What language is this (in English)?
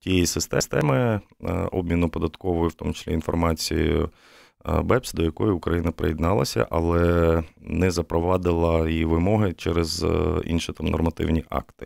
Ukrainian